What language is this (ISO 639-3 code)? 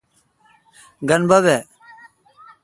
xka